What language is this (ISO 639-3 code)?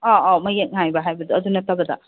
mni